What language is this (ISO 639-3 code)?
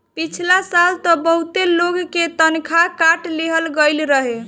bho